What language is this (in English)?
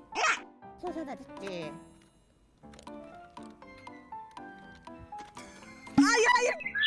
Korean